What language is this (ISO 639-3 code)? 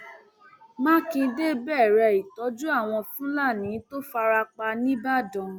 yor